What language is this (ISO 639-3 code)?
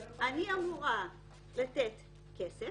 heb